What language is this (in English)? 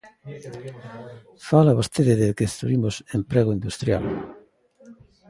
Galician